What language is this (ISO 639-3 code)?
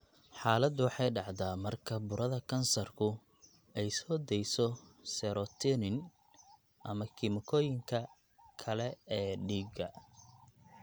som